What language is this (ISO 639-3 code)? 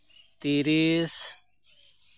sat